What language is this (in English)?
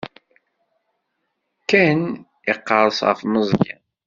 Kabyle